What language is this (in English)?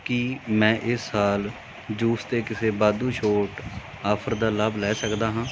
Punjabi